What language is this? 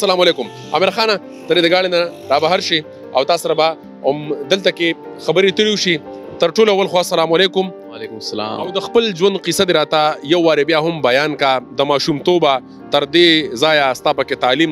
Arabic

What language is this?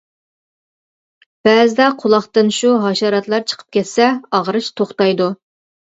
Uyghur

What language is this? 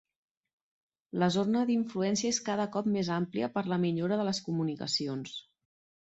Catalan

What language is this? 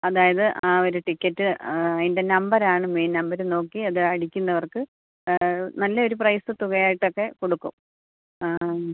Malayalam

